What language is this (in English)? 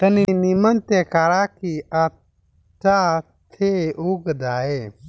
Bhojpuri